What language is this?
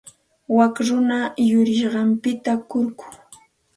Santa Ana de Tusi Pasco Quechua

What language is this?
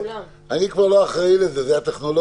Hebrew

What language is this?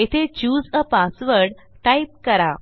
Marathi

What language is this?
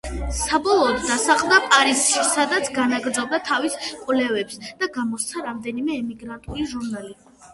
Georgian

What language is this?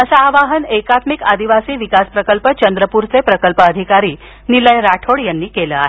Marathi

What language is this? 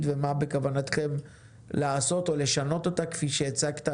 Hebrew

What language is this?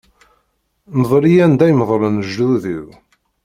Kabyle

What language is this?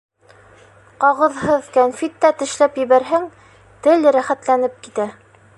Bashkir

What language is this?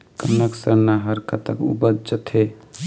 Chhattisgarhi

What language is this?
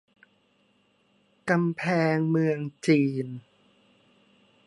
Thai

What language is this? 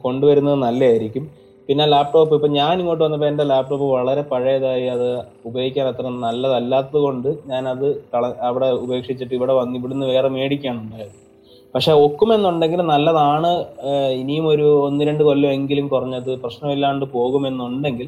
Malayalam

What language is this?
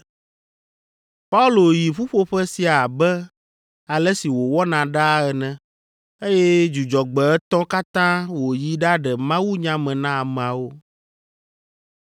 Ewe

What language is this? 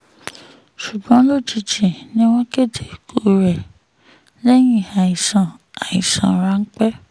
Yoruba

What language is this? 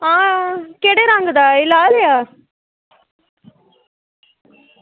Dogri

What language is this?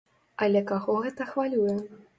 Belarusian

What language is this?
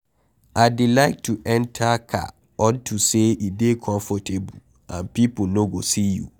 Nigerian Pidgin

